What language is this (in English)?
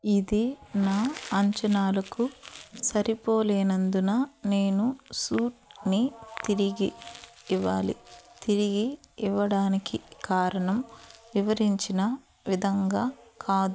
Telugu